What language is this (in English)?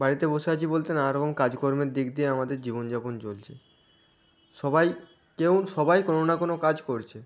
Bangla